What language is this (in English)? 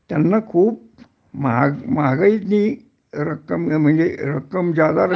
Marathi